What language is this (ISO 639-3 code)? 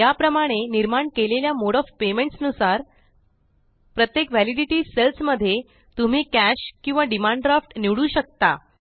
mar